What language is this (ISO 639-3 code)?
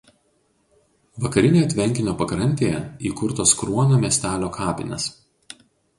lit